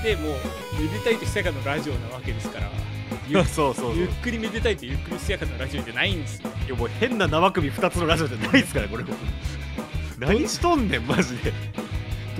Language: Japanese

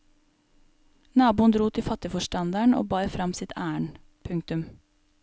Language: Norwegian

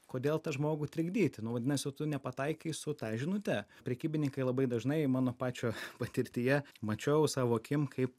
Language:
Lithuanian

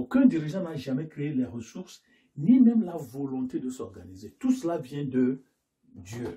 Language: French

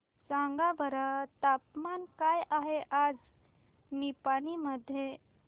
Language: Marathi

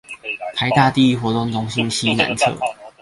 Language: Chinese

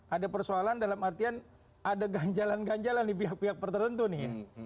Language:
Indonesian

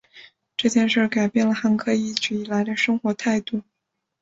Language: Chinese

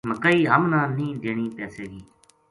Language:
Gujari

